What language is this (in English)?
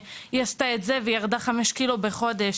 Hebrew